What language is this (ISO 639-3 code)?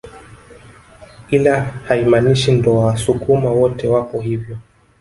swa